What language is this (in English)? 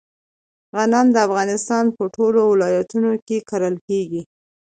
Pashto